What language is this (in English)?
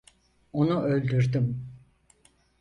Turkish